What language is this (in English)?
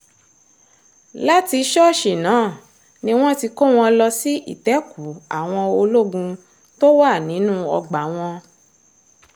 Yoruba